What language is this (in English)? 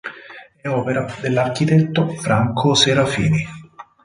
Italian